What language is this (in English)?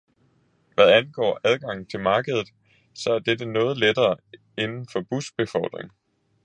Danish